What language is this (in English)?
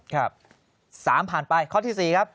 Thai